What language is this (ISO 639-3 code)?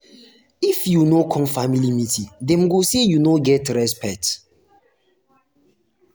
pcm